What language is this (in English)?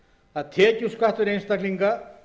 Icelandic